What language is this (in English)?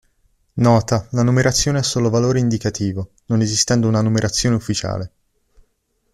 Italian